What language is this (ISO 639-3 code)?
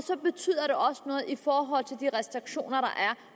dan